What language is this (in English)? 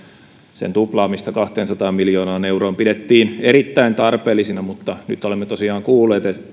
Finnish